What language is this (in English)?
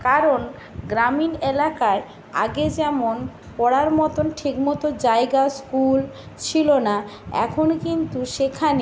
Bangla